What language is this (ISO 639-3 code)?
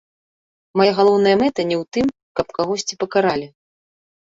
bel